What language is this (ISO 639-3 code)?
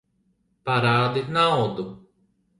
lav